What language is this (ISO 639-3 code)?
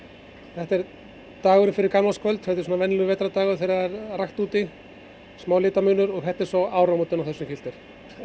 isl